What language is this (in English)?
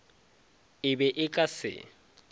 Northern Sotho